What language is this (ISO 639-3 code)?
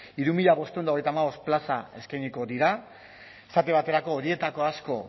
eus